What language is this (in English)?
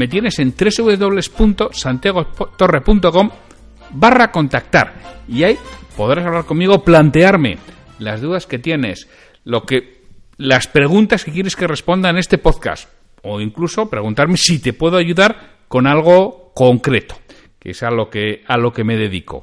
Spanish